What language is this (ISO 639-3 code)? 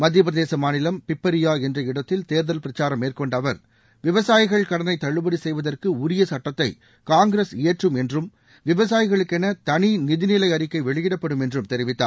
tam